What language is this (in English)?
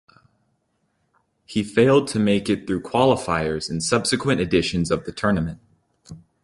English